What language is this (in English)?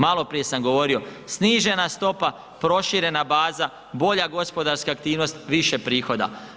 Croatian